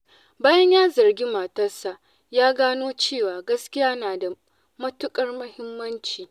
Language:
Hausa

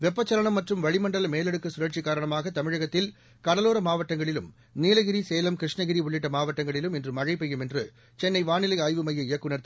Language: Tamil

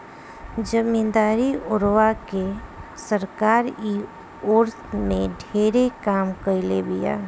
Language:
Bhojpuri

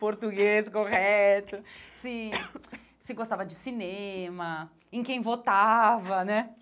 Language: Portuguese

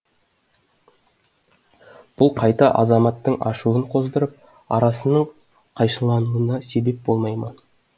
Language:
Kazakh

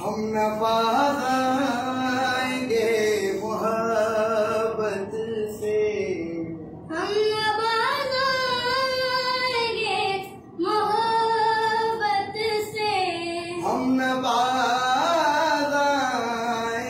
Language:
Arabic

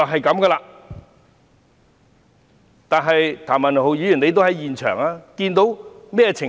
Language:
Cantonese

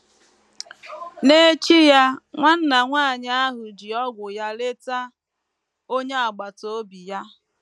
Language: Igbo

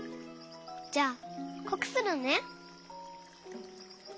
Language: Japanese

